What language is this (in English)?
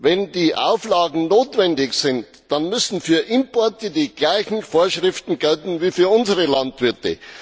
German